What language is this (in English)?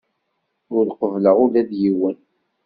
Kabyle